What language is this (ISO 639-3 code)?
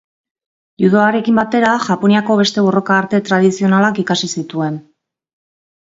eus